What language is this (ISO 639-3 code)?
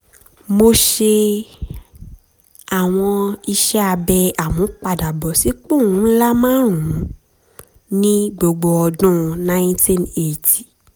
yor